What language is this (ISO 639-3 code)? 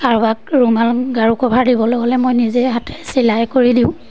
asm